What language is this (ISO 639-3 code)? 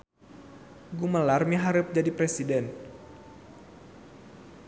sun